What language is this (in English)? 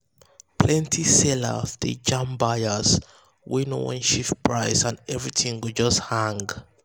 Nigerian Pidgin